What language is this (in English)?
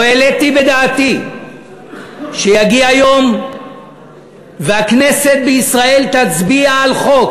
Hebrew